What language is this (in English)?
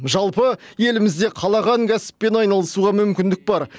Kazakh